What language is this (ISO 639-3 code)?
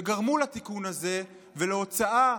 heb